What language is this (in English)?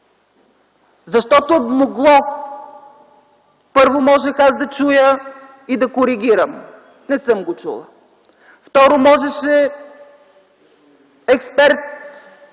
Bulgarian